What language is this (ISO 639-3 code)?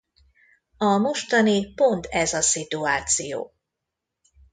hun